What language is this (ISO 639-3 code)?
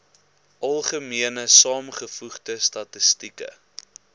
afr